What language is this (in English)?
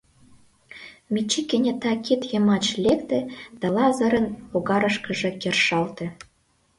Mari